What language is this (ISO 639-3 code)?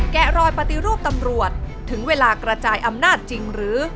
tha